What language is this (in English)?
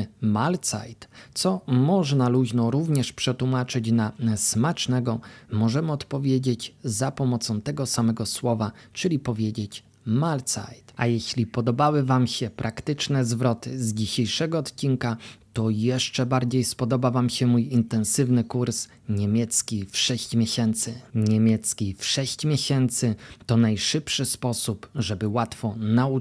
Polish